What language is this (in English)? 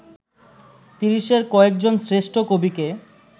Bangla